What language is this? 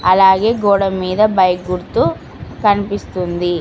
Telugu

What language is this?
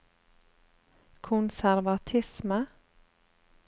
Norwegian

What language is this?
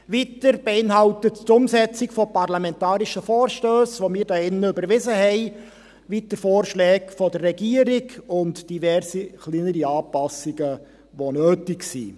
Swiss German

